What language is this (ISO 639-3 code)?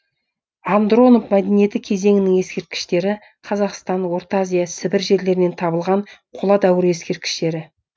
kaz